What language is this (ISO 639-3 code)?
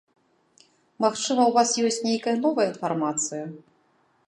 bel